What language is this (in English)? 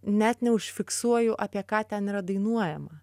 Lithuanian